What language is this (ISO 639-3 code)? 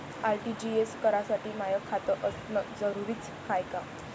mar